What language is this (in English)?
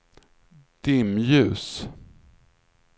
Swedish